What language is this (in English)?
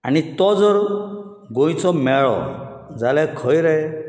Konkani